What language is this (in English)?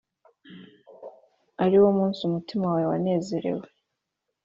Kinyarwanda